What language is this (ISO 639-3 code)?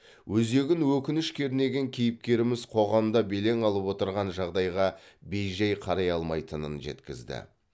kaz